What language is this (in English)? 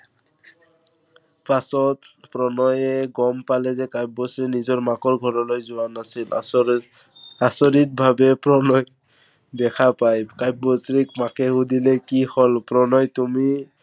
Assamese